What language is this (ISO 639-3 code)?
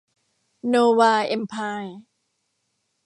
tha